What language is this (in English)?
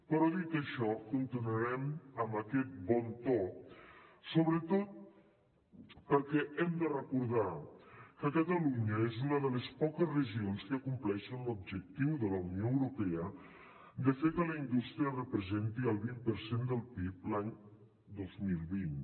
Catalan